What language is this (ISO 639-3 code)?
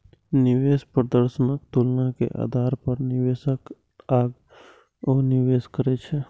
mai